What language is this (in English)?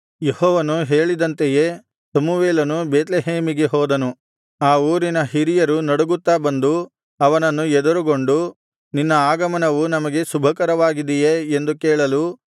Kannada